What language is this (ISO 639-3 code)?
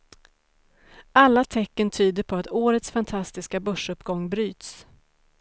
swe